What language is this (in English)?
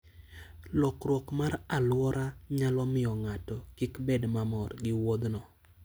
Luo (Kenya and Tanzania)